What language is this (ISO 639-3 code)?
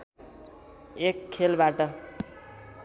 nep